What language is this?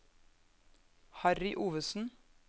Norwegian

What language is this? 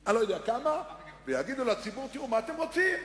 Hebrew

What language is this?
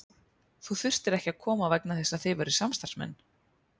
Icelandic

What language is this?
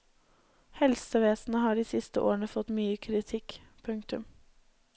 Norwegian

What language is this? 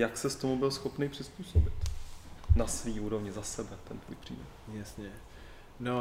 Czech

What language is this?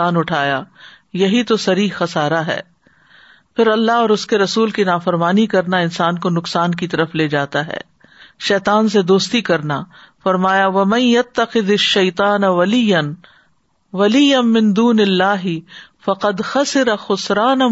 Urdu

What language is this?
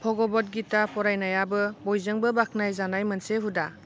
Bodo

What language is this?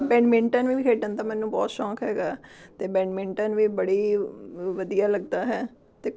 Punjabi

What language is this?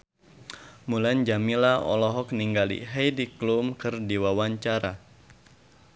Sundanese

